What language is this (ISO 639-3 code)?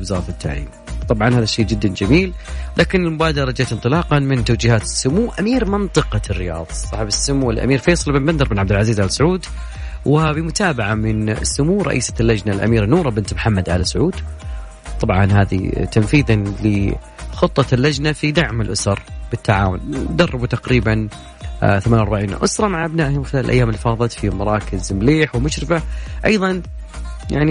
ara